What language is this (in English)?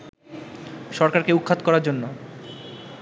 Bangla